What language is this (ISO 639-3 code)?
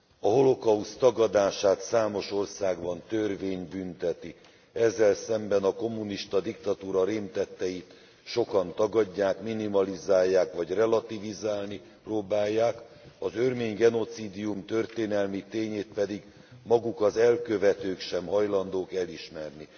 hun